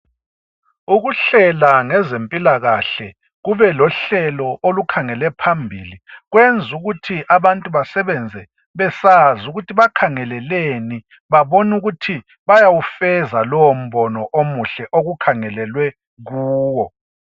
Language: North Ndebele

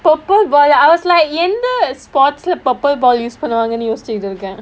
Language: English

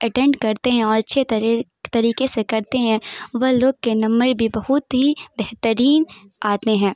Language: Urdu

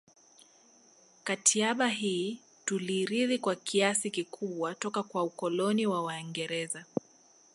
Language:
Swahili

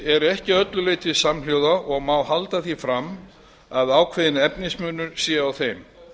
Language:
Icelandic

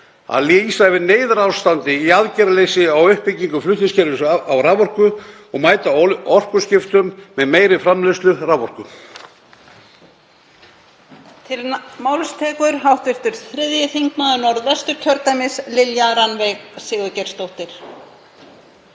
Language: Icelandic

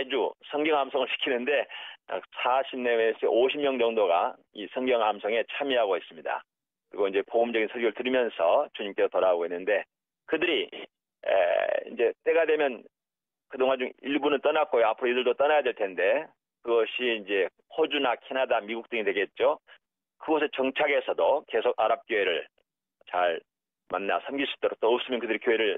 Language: Korean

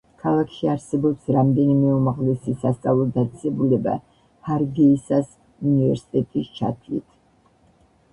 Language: Georgian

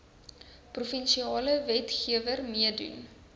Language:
Afrikaans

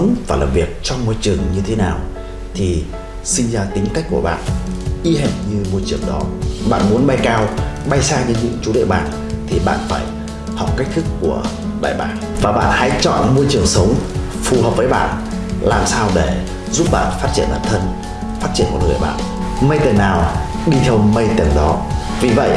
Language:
Vietnamese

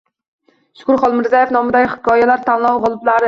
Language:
Uzbek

